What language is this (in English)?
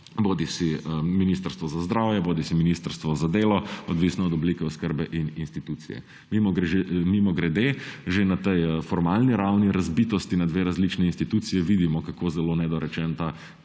Slovenian